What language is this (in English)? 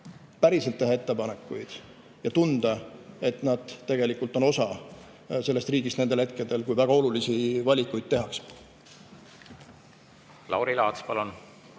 Estonian